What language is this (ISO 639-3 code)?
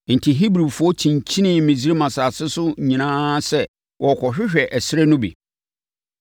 aka